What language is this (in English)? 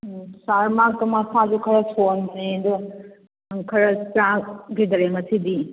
Manipuri